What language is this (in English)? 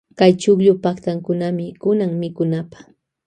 Loja Highland Quichua